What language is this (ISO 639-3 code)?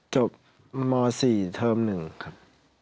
tha